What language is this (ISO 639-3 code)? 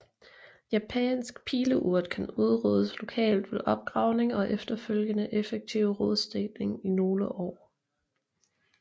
dan